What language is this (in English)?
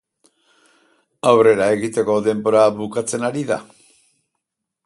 Basque